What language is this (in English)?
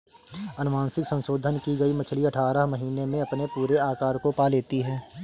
Hindi